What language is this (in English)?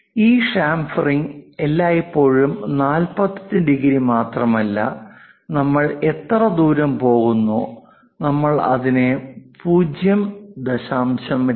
Malayalam